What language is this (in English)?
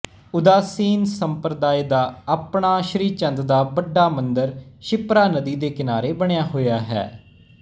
Punjabi